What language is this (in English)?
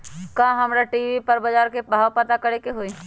Magahi